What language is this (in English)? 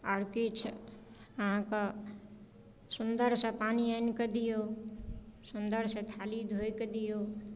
Maithili